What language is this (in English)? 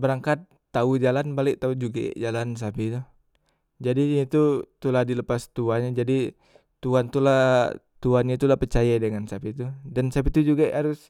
Musi